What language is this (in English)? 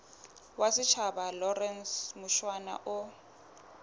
Southern Sotho